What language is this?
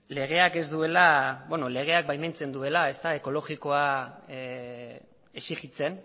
Basque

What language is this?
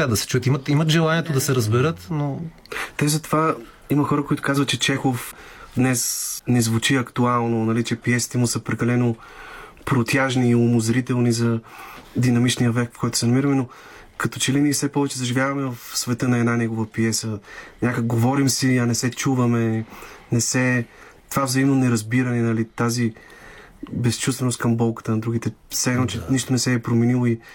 Bulgarian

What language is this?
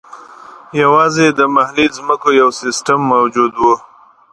Pashto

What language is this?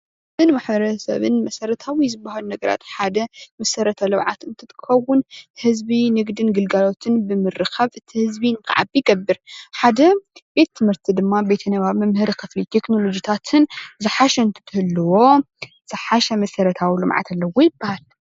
Tigrinya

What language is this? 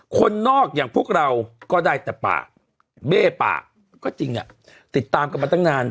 Thai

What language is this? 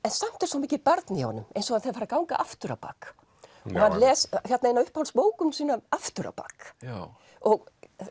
Icelandic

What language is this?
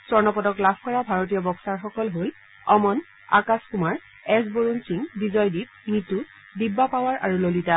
Assamese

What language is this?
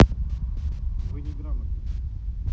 Russian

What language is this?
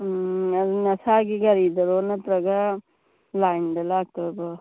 Manipuri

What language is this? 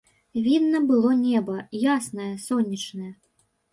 Belarusian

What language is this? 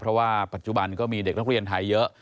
Thai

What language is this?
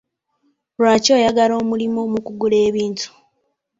Ganda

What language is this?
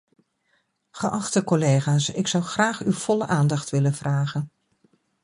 Dutch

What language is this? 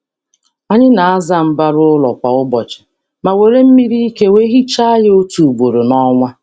Igbo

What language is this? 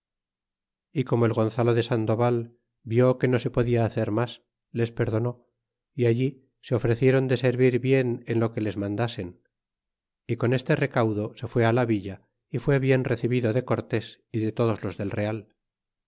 Spanish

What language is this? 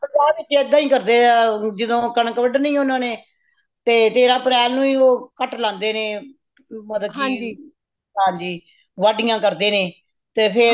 Punjabi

